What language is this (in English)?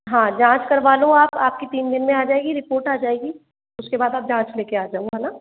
Hindi